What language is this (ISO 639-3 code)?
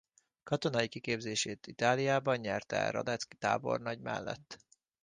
hun